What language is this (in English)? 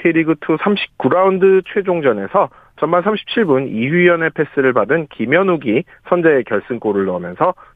Korean